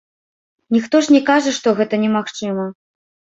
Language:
Belarusian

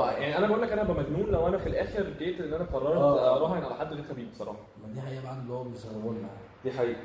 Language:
Arabic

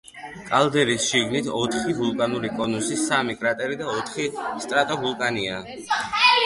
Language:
Georgian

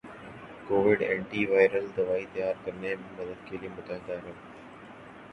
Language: Urdu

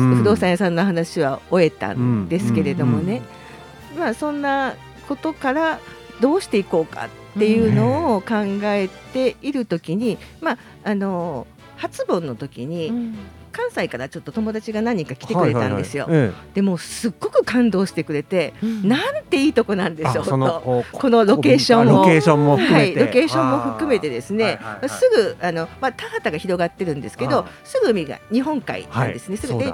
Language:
Japanese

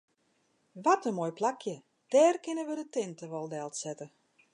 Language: Western Frisian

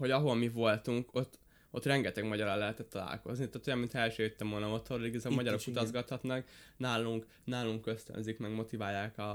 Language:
Hungarian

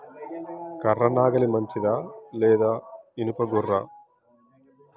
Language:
Telugu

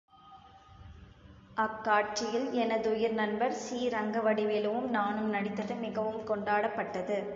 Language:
Tamil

